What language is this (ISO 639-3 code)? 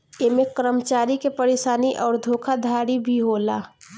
bho